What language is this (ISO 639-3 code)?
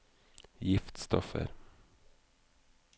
nor